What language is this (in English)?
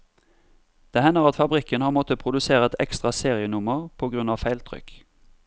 Norwegian